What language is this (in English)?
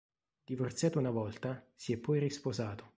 Italian